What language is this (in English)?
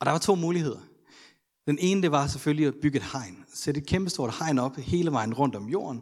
Danish